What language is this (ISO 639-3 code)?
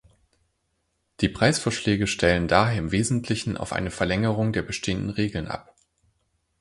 deu